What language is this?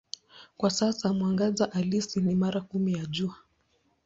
Swahili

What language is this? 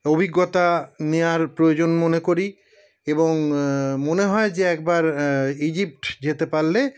Bangla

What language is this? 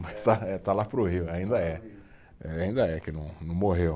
Portuguese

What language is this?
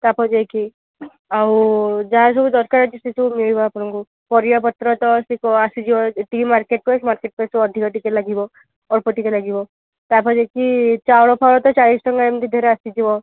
Odia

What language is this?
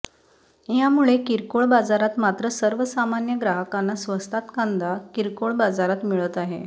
Marathi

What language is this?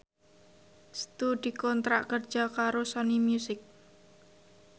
Javanese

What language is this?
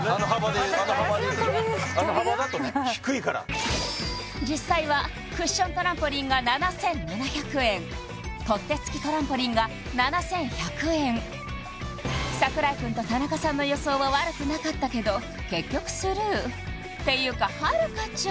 Japanese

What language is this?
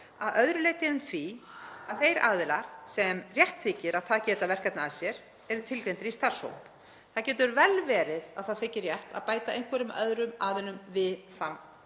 Icelandic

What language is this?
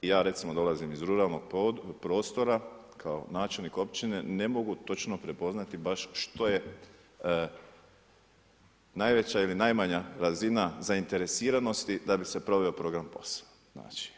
Croatian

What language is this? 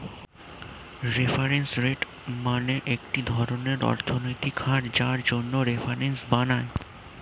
Bangla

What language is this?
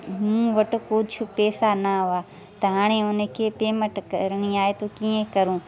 Sindhi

